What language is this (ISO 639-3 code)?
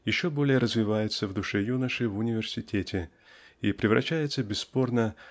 rus